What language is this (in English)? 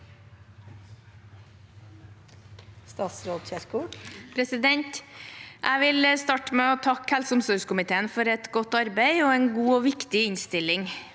Norwegian